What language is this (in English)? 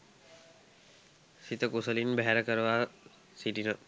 Sinhala